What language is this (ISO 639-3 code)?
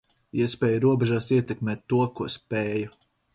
lav